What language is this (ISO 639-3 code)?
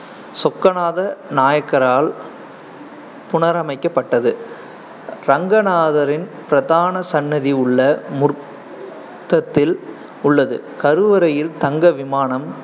tam